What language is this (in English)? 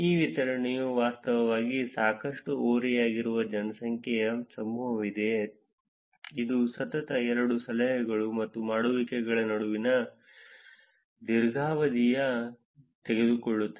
Kannada